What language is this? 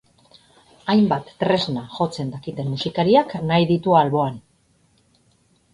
Basque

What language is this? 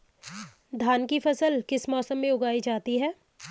Hindi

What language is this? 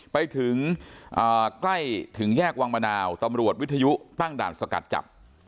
Thai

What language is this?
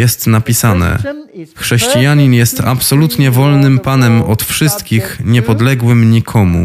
Polish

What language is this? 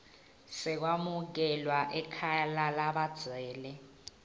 Swati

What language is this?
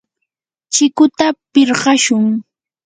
Yanahuanca Pasco Quechua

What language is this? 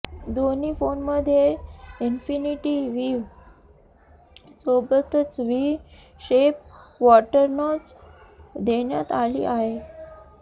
Marathi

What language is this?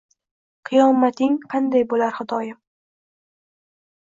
Uzbek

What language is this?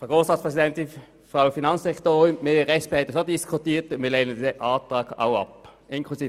Swiss German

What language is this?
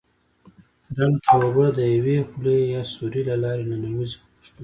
Pashto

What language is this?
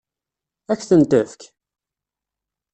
Kabyle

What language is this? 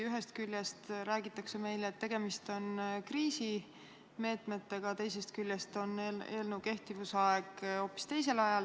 Estonian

